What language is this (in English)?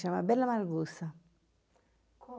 Portuguese